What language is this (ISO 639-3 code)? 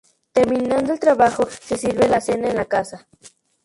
spa